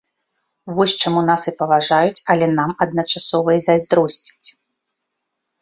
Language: Belarusian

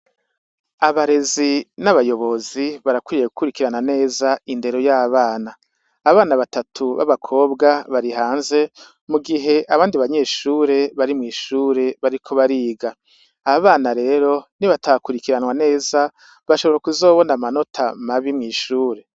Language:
Rundi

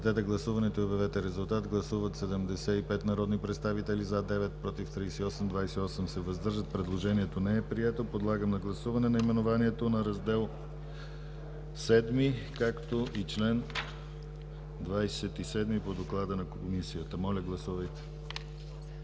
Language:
Bulgarian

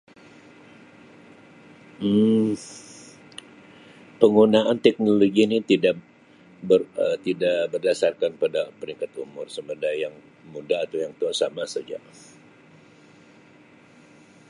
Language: Sabah Malay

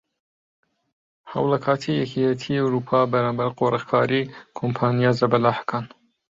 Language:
Central Kurdish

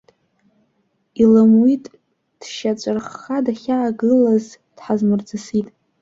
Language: Abkhazian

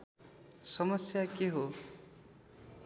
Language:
Nepali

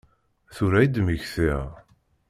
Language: Kabyle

